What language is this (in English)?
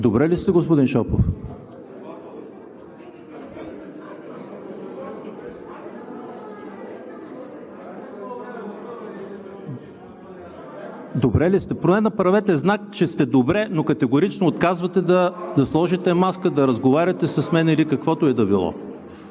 Bulgarian